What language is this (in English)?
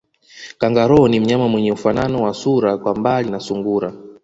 Swahili